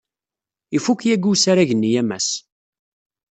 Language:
Kabyle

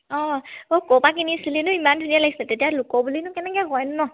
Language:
Assamese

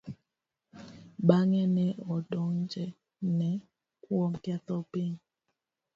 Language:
Luo (Kenya and Tanzania)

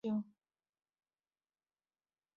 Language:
Chinese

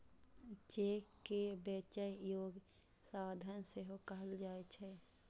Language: Maithili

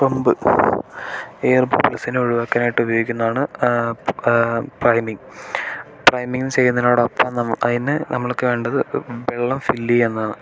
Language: Malayalam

